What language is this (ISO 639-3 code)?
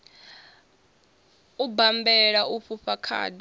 ven